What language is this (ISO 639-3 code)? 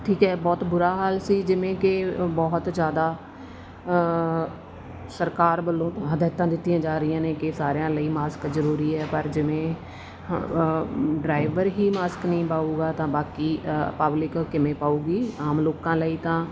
pan